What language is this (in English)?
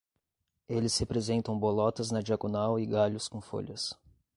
Portuguese